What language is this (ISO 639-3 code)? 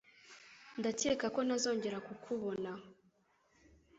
kin